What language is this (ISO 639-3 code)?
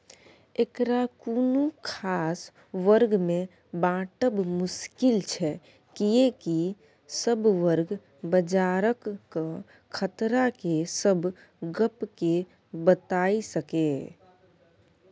mai